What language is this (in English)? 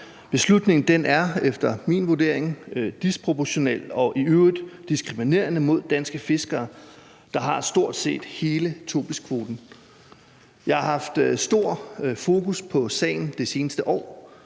Danish